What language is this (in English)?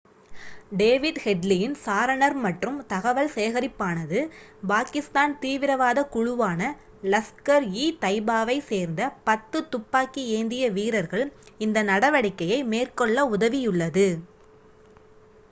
Tamil